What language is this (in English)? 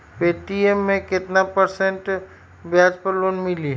Magahi